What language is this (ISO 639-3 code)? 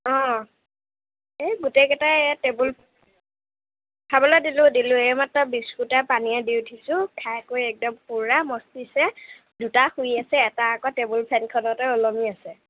asm